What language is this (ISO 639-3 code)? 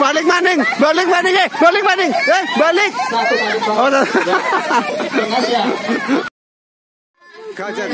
ind